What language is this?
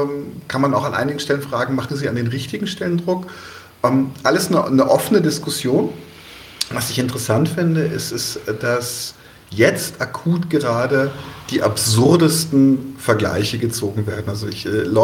German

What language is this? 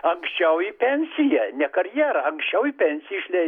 Lithuanian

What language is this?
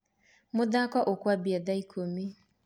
Kikuyu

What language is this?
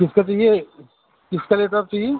Urdu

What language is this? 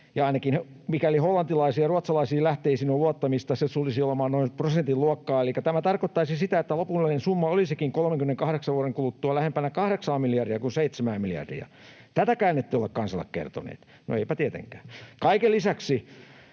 Finnish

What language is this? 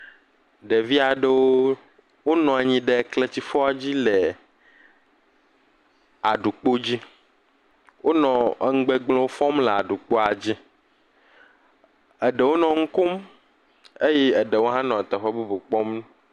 Ewe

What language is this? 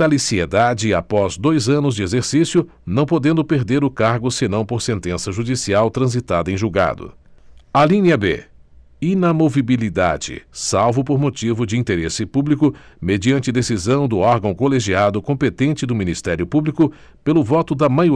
Portuguese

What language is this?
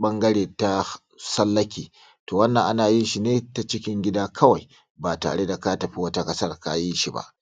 Hausa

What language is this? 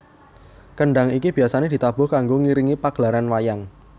Javanese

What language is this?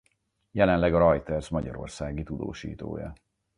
Hungarian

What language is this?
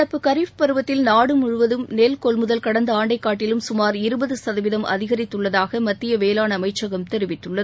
Tamil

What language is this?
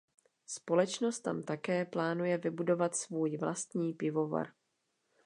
Czech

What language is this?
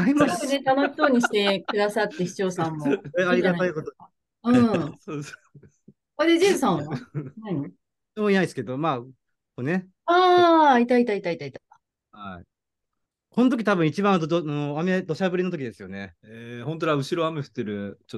Japanese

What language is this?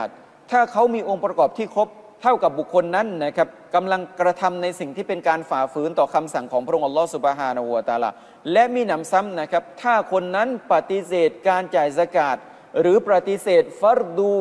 Thai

